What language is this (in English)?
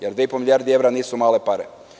Serbian